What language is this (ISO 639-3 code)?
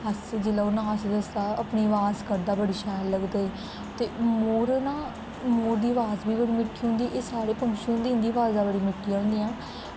doi